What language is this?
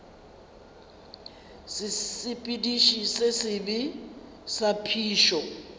Northern Sotho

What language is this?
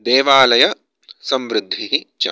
Sanskrit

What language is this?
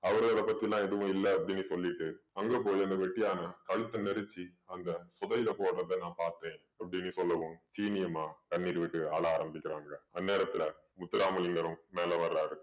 Tamil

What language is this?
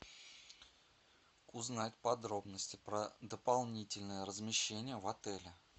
Russian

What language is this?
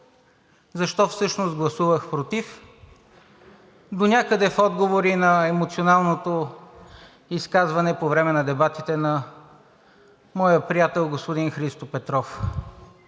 Bulgarian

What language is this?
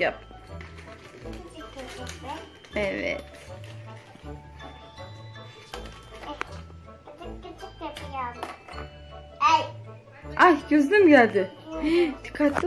Turkish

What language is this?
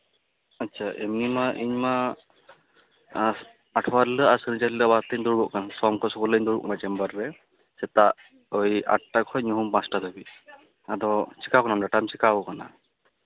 Santali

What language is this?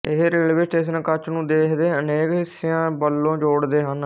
Punjabi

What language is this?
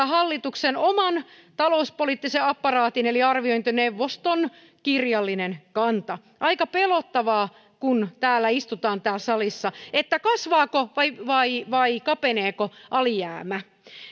Finnish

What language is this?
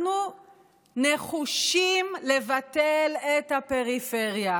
Hebrew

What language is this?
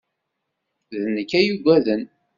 Kabyle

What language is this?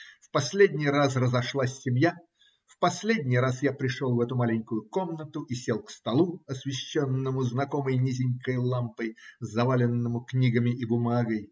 Russian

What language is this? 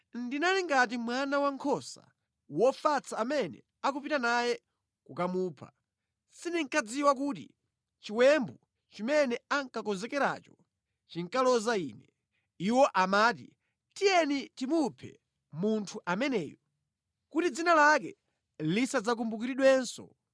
Nyanja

